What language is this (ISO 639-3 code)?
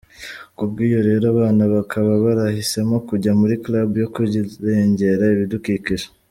kin